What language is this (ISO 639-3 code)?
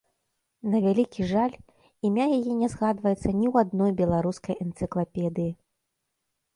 bel